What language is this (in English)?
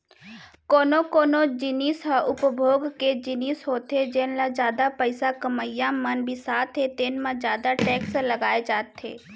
Chhattisgarhi